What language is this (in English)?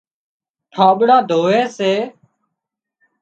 Wadiyara Koli